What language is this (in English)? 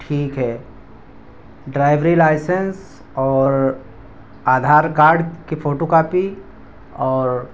Urdu